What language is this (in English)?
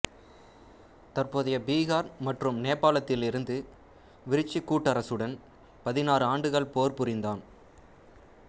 Tamil